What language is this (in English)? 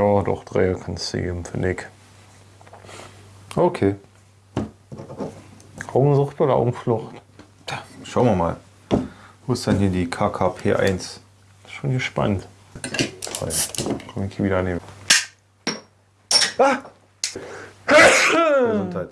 German